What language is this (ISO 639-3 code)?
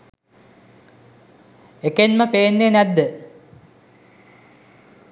sin